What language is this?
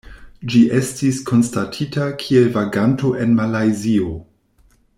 Esperanto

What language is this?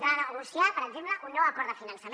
Catalan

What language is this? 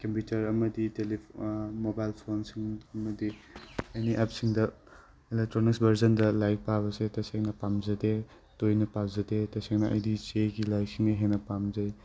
Manipuri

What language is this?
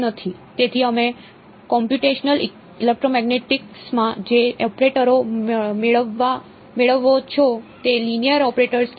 Gujarati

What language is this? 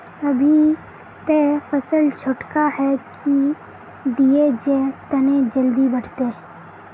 Magahi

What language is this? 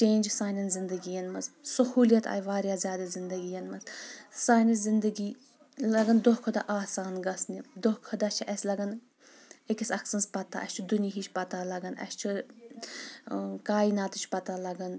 Kashmiri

